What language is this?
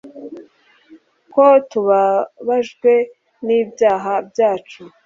Kinyarwanda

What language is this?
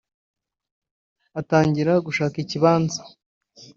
Kinyarwanda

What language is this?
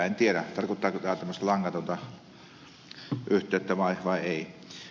Finnish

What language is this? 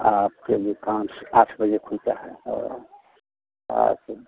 Hindi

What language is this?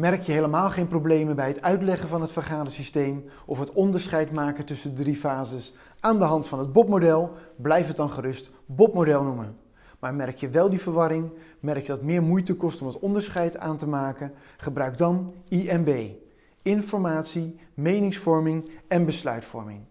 Dutch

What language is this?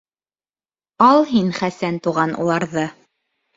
Bashkir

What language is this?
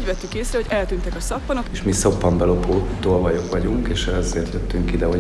Hungarian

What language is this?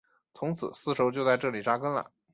Chinese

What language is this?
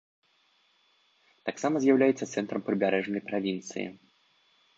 Belarusian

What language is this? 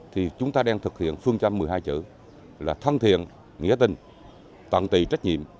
Vietnamese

